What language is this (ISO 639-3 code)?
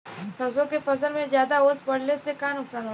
bho